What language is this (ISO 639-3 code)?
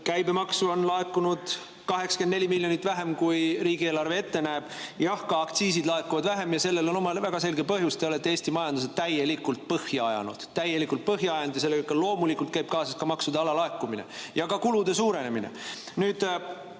est